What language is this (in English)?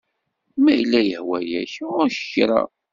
Kabyle